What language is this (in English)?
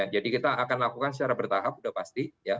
Indonesian